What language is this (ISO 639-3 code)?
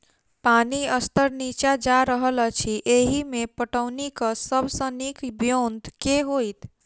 mai